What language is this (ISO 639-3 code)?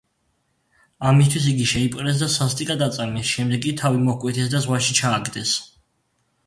kat